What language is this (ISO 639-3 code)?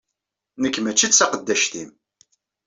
kab